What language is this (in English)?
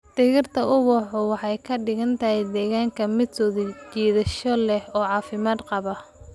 Somali